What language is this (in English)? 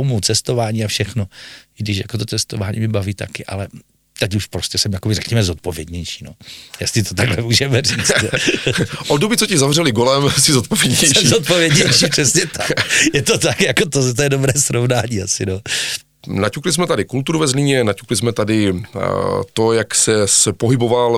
Czech